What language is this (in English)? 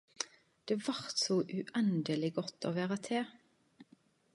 Norwegian Nynorsk